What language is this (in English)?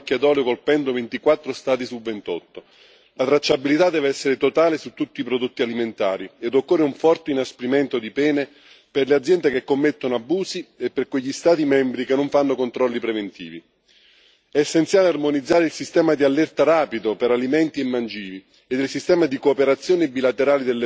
Italian